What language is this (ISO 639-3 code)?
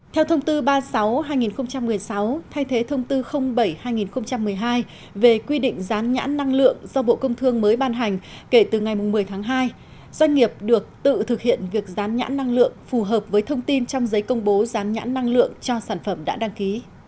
vie